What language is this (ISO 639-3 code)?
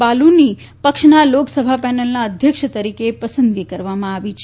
guj